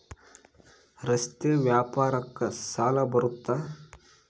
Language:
Kannada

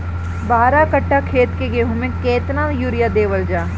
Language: Bhojpuri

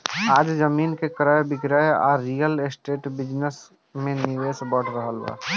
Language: Bhojpuri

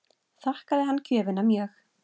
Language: Icelandic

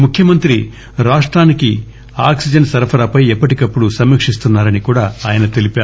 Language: Telugu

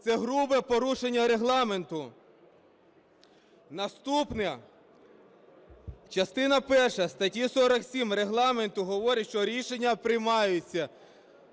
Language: Ukrainian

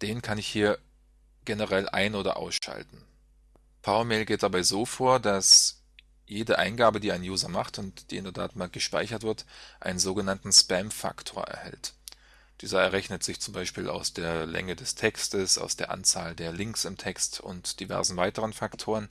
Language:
German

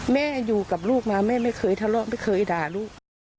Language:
Thai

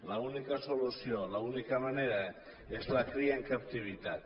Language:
Catalan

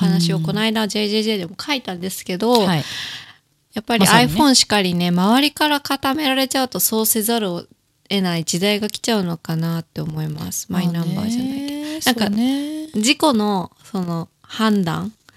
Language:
Japanese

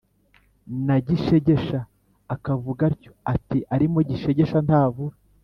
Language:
Kinyarwanda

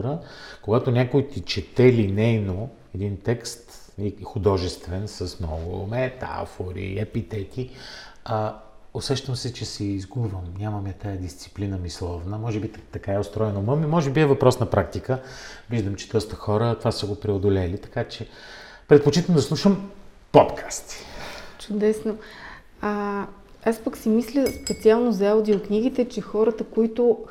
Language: Bulgarian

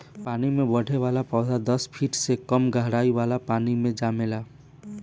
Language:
Bhojpuri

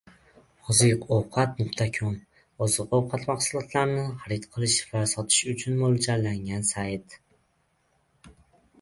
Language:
Uzbek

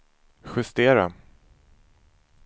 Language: Swedish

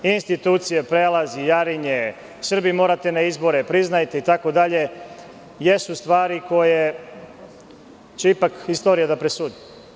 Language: Serbian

